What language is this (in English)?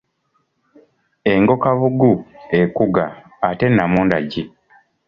Ganda